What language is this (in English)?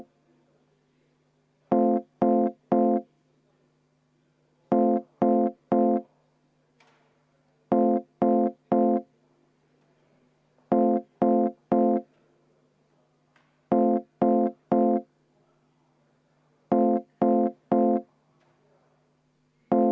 Estonian